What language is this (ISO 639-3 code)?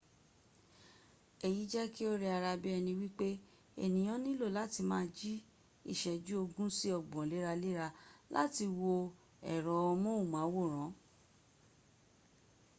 yor